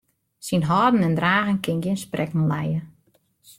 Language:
Western Frisian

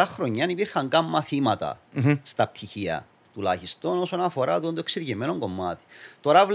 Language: Greek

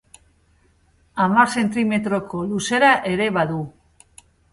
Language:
Basque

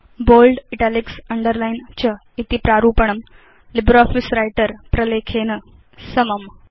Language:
Sanskrit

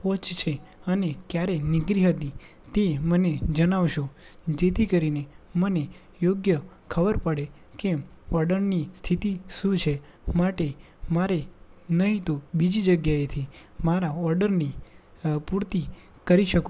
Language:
Gujarati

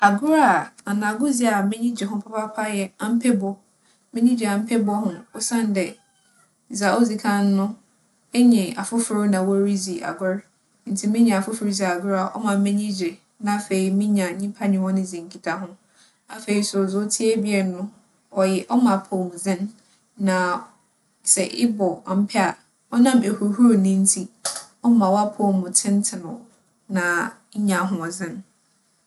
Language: Akan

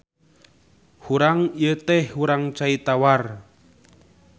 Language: Sundanese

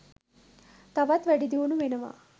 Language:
Sinhala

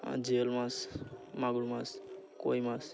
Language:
Bangla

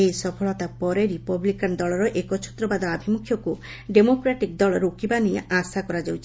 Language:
Odia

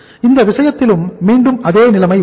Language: Tamil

